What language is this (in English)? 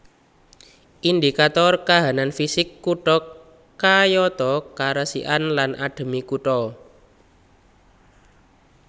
Javanese